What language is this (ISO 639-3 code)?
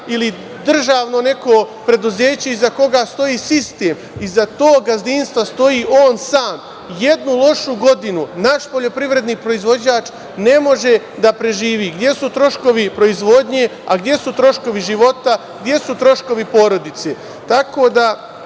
srp